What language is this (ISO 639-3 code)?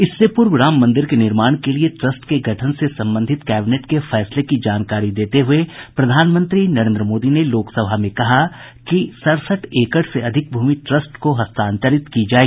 hin